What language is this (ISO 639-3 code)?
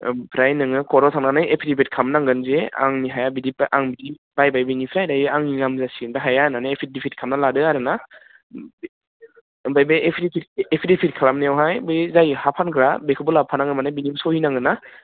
brx